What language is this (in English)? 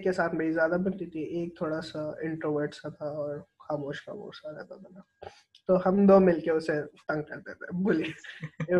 Urdu